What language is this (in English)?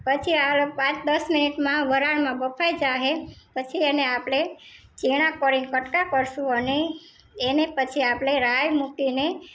Gujarati